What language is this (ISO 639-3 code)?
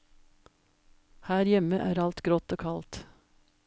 nor